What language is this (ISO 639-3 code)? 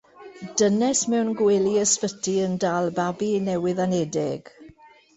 cym